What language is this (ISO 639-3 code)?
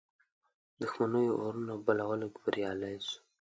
pus